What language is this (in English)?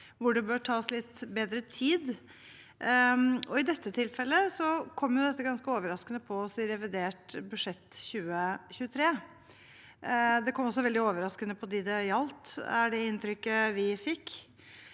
Norwegian